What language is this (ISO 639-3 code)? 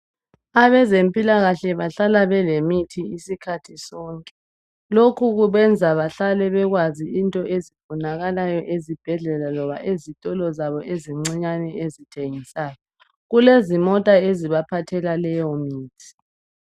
nde